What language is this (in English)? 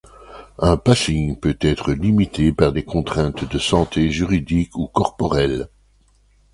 French